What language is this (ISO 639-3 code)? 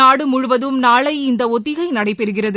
tam